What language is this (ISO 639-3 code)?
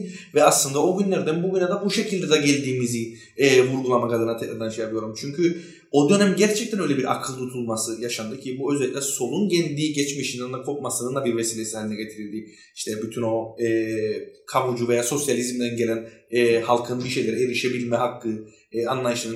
tur